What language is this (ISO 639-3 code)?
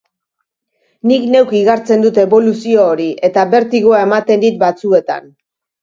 eus